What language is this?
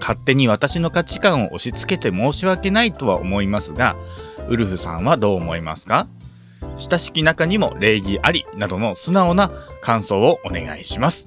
Japanese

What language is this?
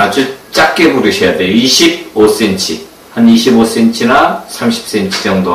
Korean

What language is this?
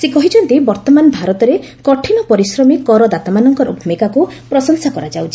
Odia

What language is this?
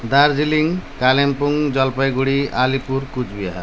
Nepali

